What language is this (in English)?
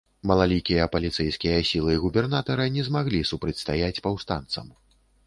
Belarusian